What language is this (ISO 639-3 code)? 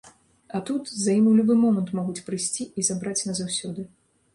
bel